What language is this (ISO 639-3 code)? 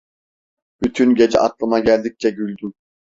tur